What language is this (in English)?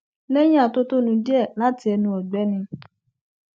Yoruba